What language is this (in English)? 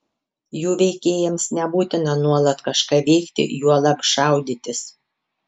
Lithuanian